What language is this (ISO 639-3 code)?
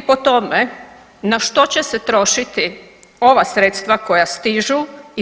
hrv